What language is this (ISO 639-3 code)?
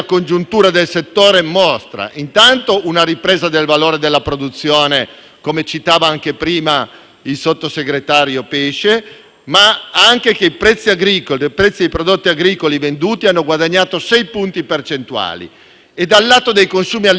ita